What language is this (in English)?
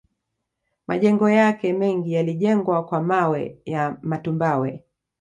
Swahili